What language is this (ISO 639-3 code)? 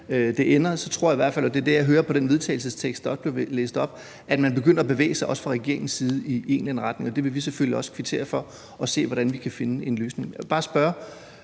dan